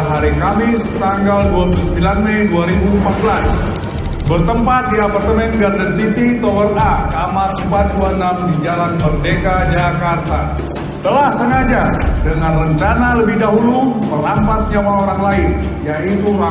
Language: Indonesian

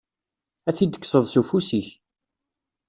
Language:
Kabyle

